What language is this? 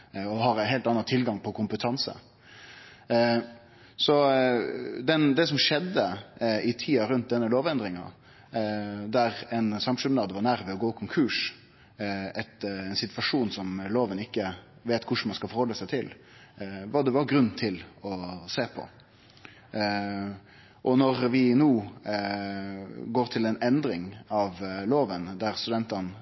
Norwegian Nynorsk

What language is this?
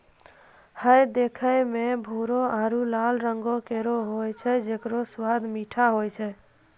Maithili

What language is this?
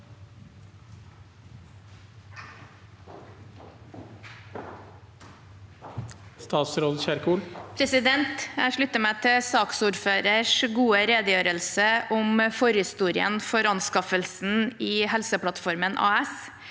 Norwegian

